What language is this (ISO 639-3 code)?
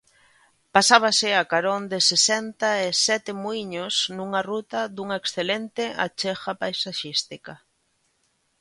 glg